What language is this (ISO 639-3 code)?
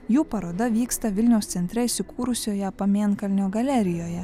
lit